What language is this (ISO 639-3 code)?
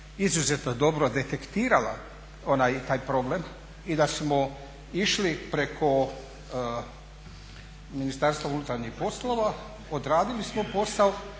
hrv